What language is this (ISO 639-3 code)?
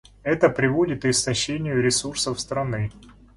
rus